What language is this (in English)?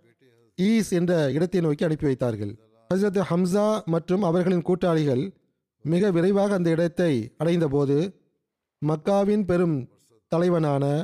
Tamil